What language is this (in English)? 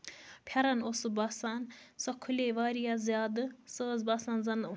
Kashmiri